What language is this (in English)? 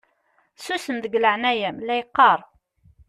Kabyle